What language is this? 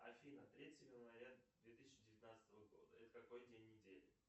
Russian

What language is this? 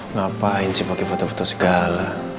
Indonesian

